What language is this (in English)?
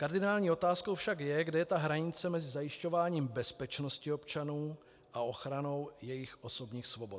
Czech